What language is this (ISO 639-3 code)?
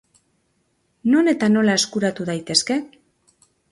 eus